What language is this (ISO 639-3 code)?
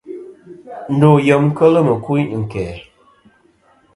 bkm